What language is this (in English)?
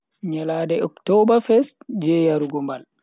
Bagirmi Fulfulde